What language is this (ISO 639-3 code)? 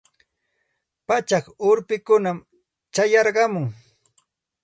qxt